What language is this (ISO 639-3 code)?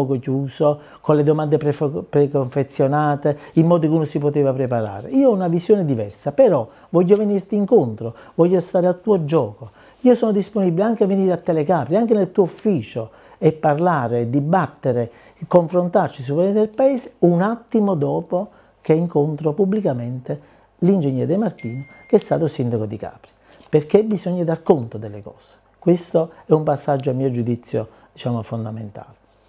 ita